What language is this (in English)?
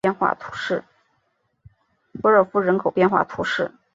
Chinese